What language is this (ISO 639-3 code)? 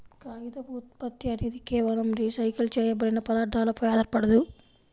tel